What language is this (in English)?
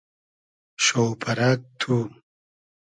Hazaragi